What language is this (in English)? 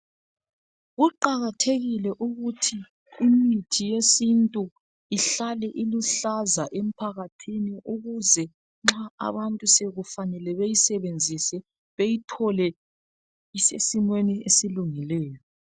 North Ndebele